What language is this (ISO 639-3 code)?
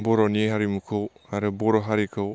brx